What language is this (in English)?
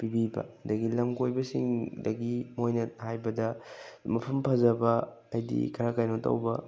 Manipuri